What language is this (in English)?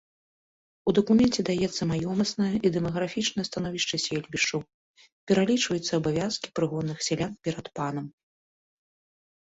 Belarusian